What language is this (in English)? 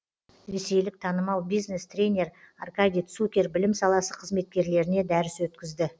Kazakh